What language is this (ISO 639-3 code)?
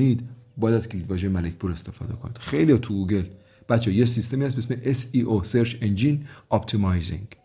fas